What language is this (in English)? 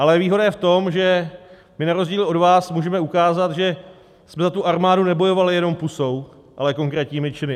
Czech